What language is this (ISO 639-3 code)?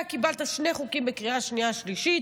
heb